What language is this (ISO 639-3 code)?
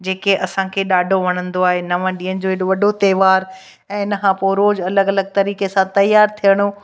snd